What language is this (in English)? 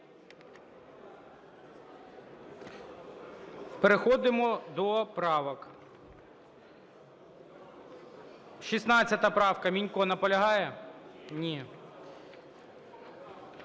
Ukrainian